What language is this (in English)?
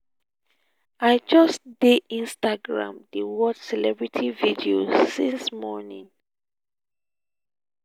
Nigerian Pidgin